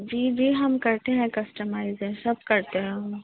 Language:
Urdu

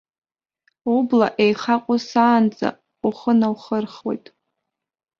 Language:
Abkhazian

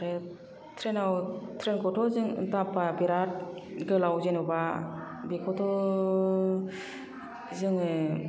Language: Bodo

